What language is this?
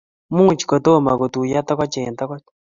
Kalenjin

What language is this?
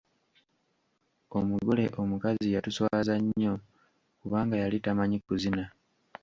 Ganda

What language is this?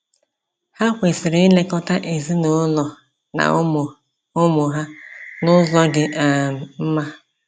Igbo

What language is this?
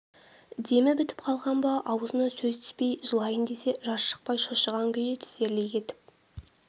Kazakh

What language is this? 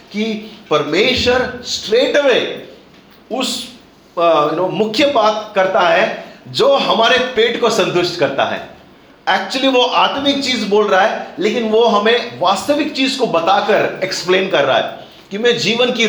Hindi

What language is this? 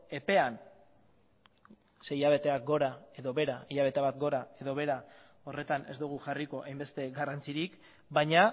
Basque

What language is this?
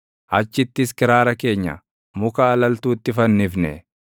Oromo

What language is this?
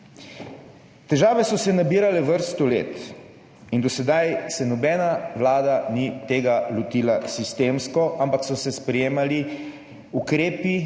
Slovenian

